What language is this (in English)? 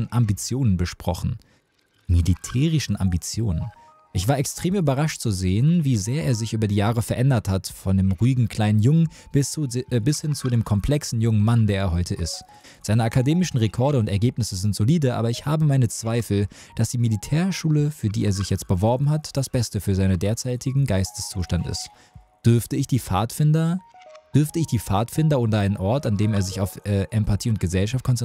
German